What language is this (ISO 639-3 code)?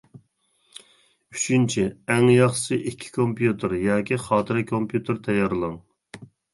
uig